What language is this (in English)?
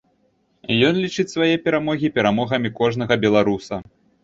Belarusian